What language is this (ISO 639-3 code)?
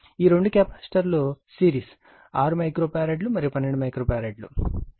tel